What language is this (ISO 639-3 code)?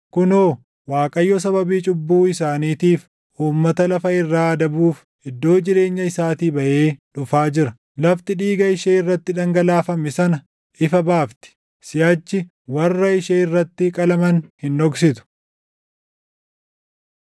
orm